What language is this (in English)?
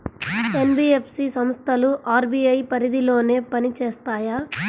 Telugu